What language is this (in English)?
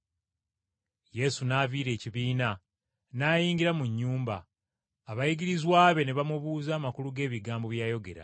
Ganda